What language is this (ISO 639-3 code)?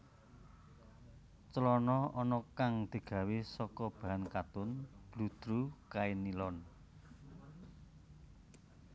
jav